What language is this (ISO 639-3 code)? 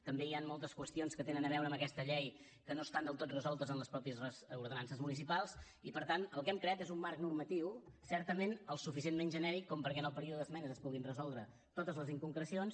cat